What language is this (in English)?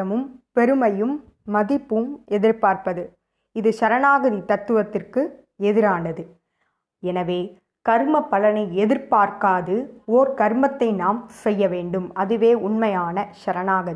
Tamil